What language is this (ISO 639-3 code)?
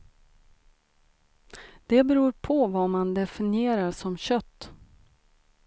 swe